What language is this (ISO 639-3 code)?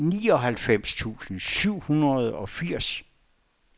dan